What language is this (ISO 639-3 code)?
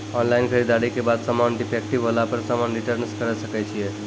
mai